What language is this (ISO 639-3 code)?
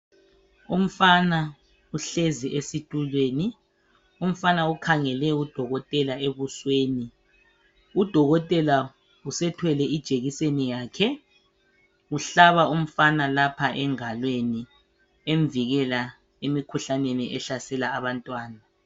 nde